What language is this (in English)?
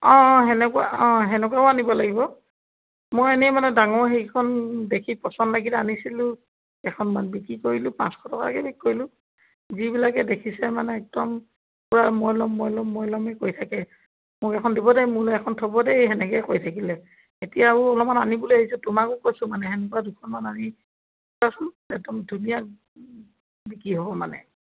Assamese